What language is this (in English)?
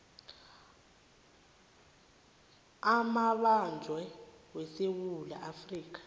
South Ndebele